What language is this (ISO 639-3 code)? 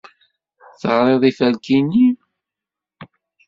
kab